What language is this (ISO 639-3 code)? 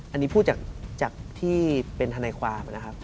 tha